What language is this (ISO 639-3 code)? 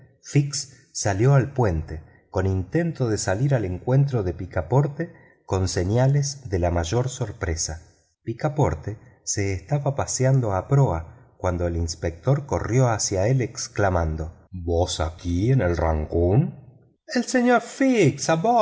spa